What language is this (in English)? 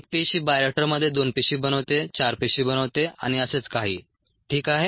Marathi